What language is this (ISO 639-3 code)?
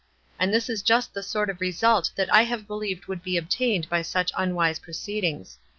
eng